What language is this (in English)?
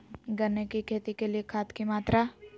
Magahi